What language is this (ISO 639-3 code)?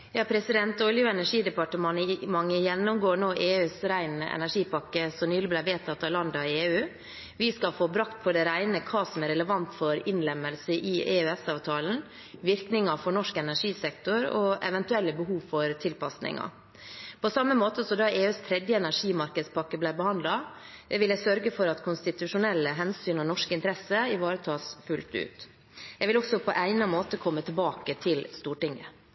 nob